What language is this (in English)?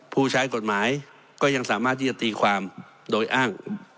Thai